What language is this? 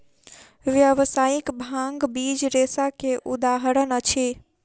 Maithili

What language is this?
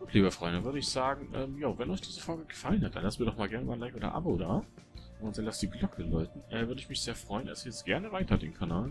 German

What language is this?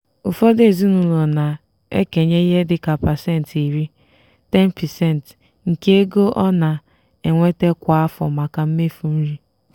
Igbo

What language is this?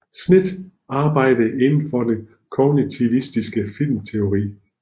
Danish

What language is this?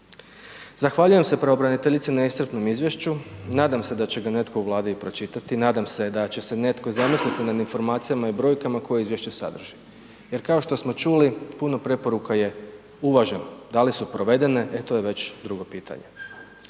Croatian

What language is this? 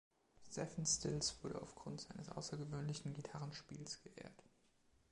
German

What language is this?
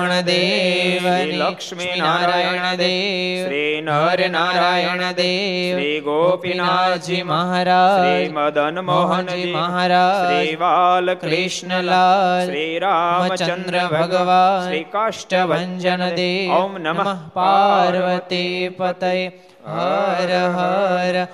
Gujarati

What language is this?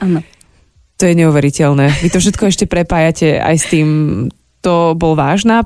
Slovak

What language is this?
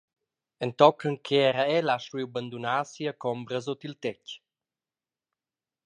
Romansh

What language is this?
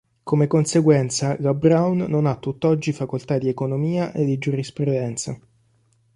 Italian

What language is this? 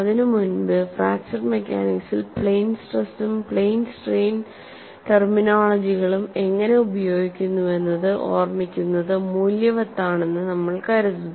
Malayalam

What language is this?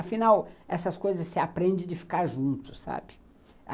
Portuguese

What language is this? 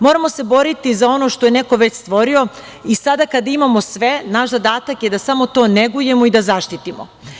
Serbian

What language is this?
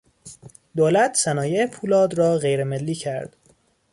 Persian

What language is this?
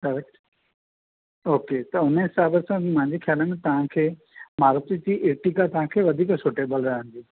Sindhi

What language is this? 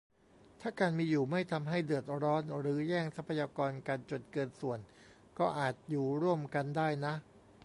Thai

